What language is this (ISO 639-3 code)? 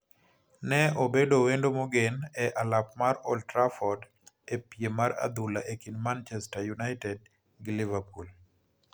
luo